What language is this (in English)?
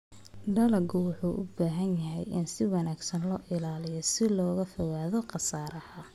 Somali